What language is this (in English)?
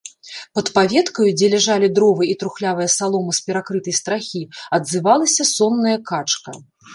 Belarusian